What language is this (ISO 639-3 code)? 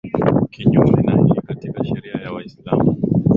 swa